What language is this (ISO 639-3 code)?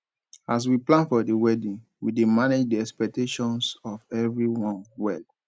pcm